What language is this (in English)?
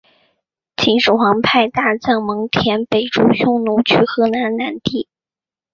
Chinese